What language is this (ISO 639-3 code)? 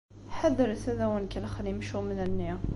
kab